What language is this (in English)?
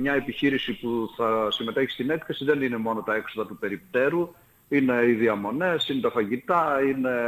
Greek